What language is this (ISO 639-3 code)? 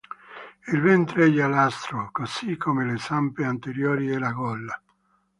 ita